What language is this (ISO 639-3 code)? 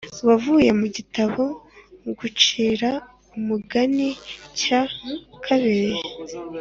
kin